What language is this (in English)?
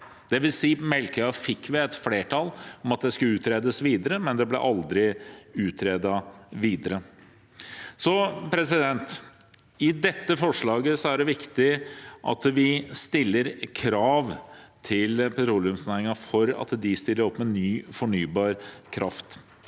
Norwegian